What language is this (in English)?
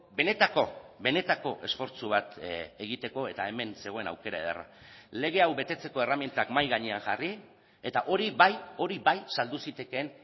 Basque